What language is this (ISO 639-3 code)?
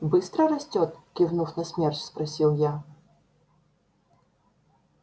rus